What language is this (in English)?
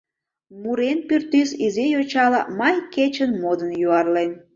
Mari